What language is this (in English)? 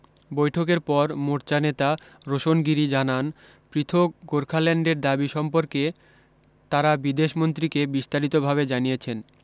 Bangla